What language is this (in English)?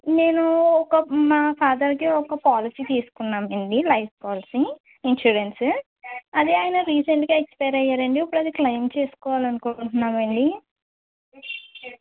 Telugu